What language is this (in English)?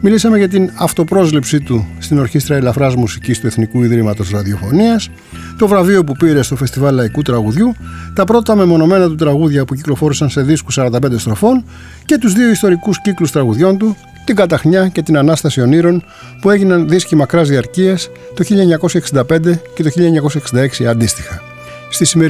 Greek